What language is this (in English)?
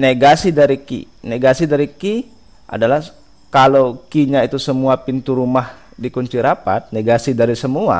Indonesian